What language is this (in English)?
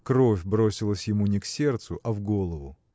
Russian